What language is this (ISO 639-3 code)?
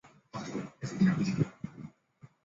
zho